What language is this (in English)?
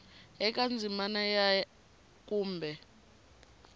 Tsonga